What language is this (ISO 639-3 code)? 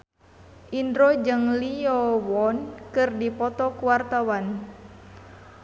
sun